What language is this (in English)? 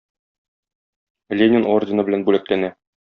Tatar